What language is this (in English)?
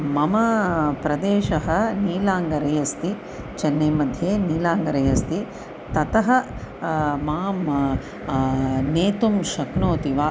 Sanskrit